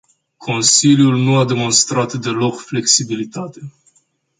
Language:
Romanian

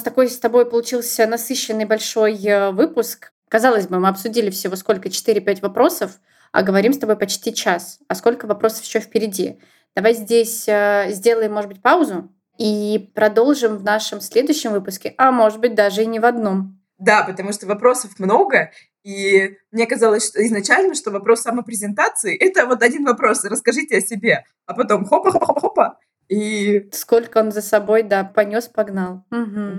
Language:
Russian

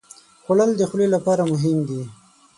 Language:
Pashto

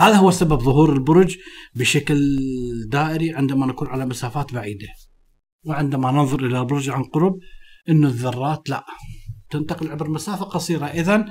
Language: Arabic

